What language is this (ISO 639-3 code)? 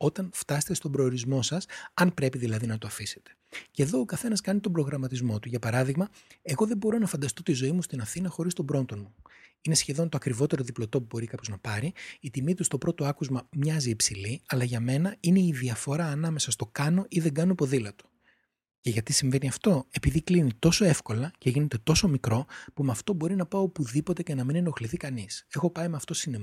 ell